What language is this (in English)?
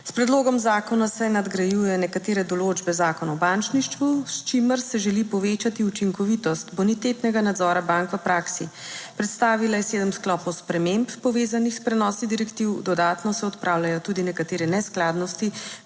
Slovenian